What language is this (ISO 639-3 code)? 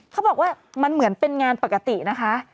tha